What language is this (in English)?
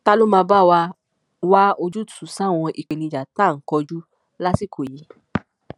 Yoruba